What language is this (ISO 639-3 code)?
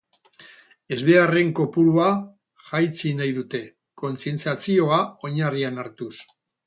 eus